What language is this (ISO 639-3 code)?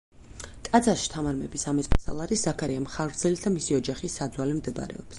kat